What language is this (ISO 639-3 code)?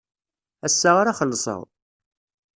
kab